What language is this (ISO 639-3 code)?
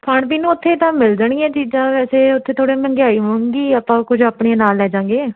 pan